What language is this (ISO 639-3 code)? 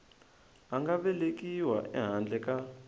tso